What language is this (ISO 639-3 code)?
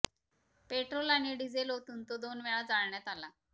mar